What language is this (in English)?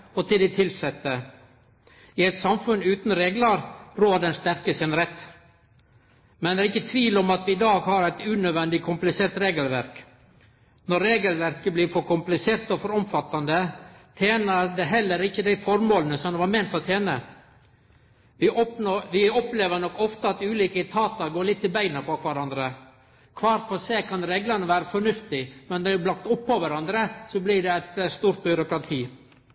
Norwegian Nynorsk